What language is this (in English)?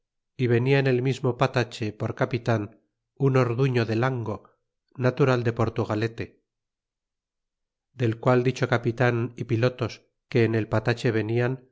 Spanish